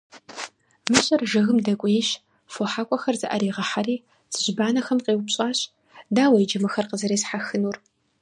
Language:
Kabardian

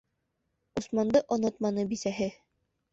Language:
Bashkir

